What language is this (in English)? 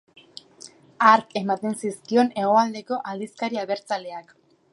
Basque